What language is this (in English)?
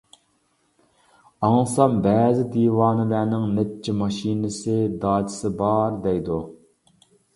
Uyghur